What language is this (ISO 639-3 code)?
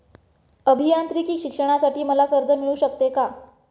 mar